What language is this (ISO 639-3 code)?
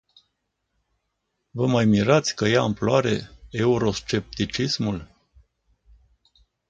ron